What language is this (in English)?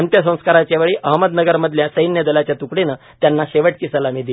Marathi